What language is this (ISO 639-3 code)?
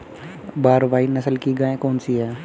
hin